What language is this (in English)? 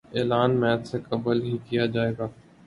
Urdu